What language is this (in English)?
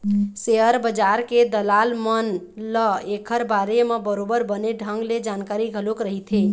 Chhattisgarhi